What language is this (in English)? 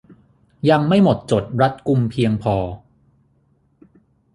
Thai